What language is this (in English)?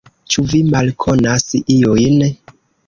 Esperanto